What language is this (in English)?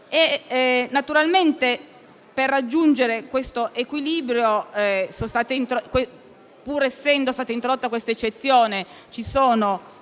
Italian